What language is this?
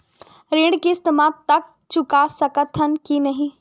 Chhattisgarhi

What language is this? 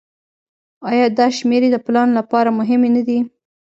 Pashto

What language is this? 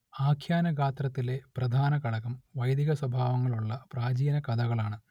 Malayalam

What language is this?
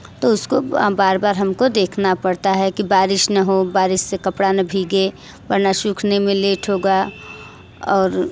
Hindi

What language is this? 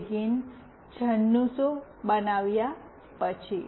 Gujarati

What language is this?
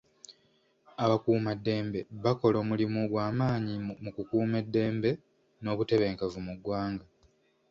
Ganda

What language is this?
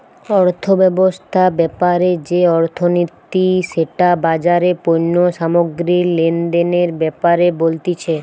Bangla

